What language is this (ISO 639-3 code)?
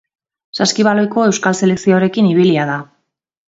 eus